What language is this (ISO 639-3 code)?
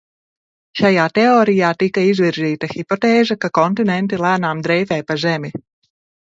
lav